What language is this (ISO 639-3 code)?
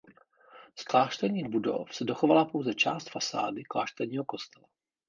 ces